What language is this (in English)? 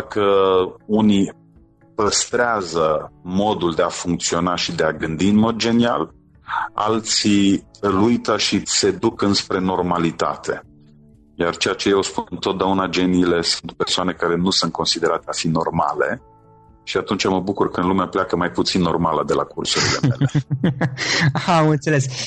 Romanian